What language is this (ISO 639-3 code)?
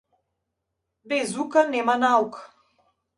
mkd